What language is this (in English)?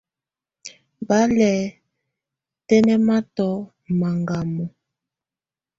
Tunen